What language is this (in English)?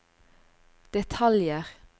Norwegian